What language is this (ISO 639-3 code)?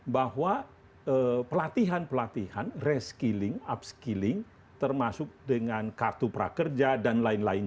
ind